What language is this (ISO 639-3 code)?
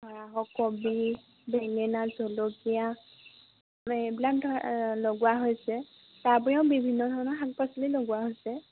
asm